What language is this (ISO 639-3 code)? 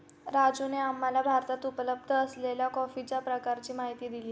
mar